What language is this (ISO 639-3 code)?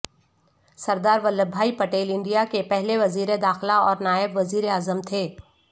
urd